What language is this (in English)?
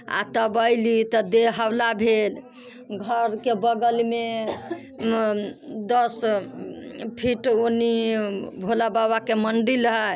Maithili